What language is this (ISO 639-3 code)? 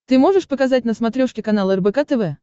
rus